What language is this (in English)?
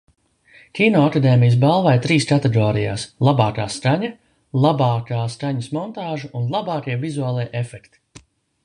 Latvian